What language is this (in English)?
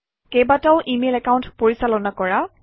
Assamese